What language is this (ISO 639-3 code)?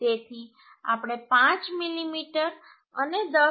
guj